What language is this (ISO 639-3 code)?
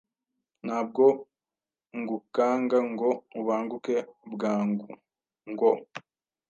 kin